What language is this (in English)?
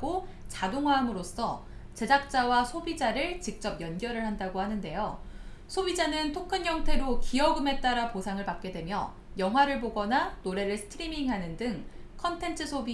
Korean